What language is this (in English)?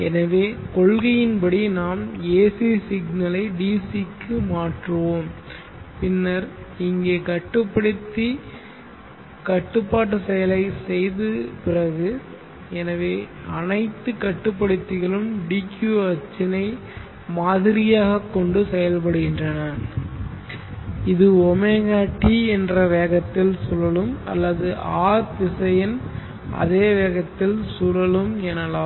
Tamil